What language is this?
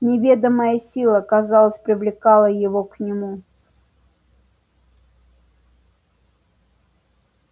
Russian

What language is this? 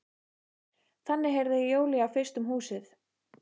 Icelandic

